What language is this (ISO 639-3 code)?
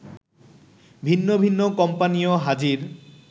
ben